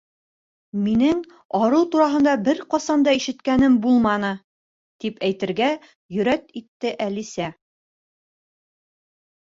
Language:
Bashkir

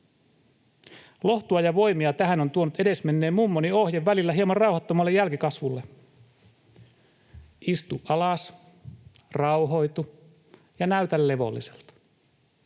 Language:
Finnish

